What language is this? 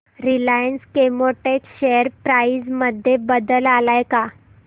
Marathi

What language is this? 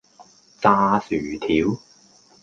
Cantonese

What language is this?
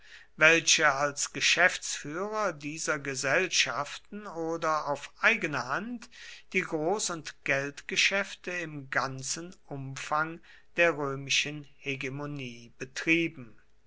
German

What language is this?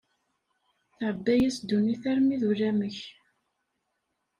Kabyle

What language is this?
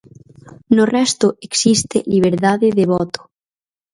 Galician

